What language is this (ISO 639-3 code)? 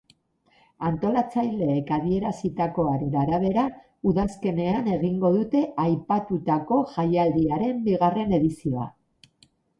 eus